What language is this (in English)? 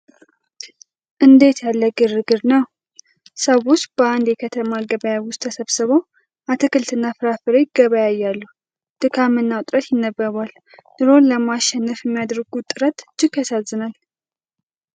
Amharic